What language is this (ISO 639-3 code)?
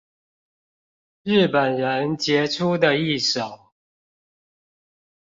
zho